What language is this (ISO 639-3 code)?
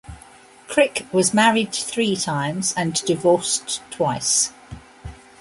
eng